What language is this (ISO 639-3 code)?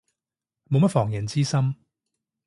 yue